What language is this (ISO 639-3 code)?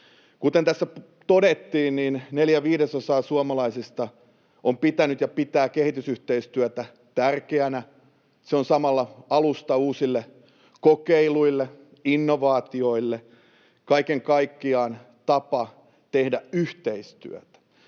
fin